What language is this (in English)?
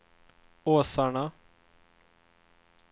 Swedish